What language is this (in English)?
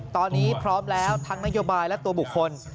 Thai